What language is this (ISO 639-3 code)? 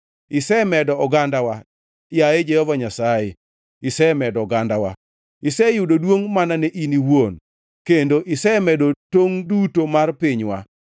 luo